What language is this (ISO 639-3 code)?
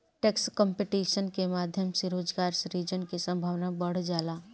bho